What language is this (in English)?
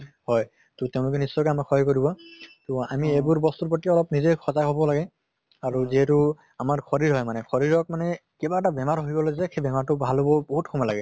Assamese